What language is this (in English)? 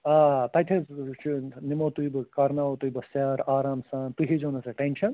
Kashmiri